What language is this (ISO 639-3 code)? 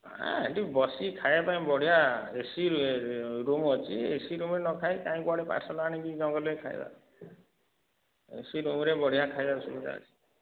ori